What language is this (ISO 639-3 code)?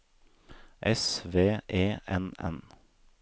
nor